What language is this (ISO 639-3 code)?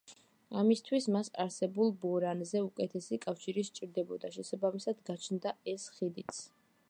kat